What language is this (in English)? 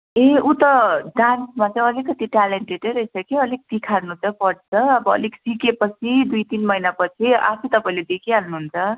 Nepali